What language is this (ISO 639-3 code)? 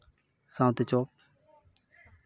sat